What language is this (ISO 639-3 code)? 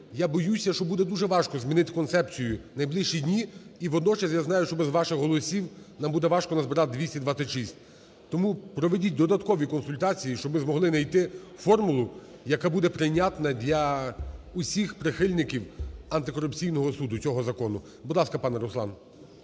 ukr